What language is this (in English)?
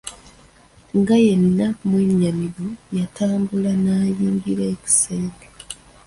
Ganda